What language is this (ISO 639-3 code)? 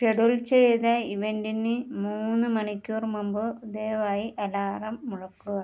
mal